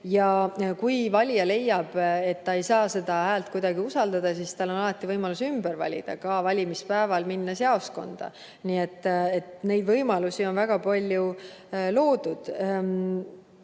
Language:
Estonian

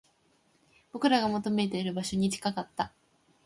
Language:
Japanese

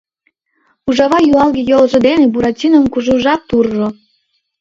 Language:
Mari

